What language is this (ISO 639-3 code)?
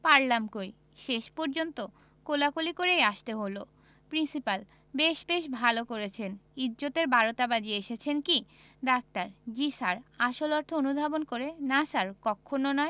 ben